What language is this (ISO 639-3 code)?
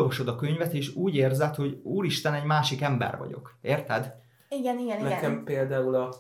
hun